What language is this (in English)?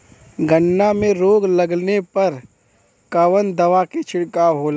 Bhojpuri